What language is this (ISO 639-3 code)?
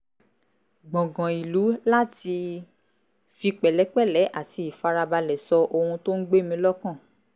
yor